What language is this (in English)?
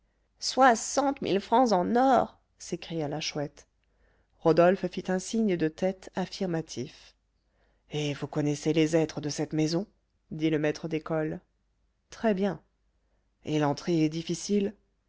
French